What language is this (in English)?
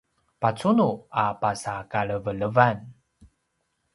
Paiwan